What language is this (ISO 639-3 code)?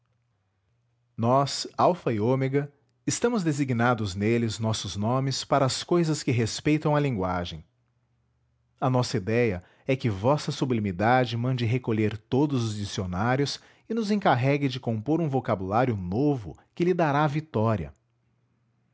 por